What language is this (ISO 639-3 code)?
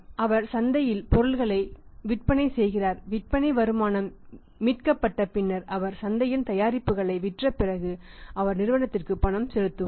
tam